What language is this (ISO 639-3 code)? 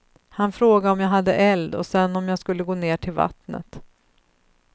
swe